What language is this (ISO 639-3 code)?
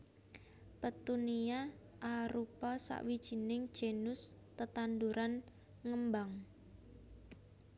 jav